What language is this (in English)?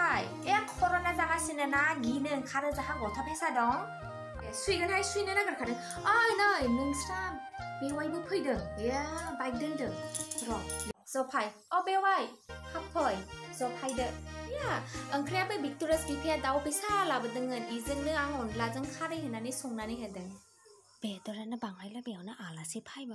Thai